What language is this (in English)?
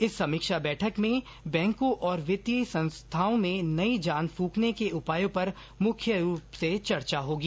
Hindi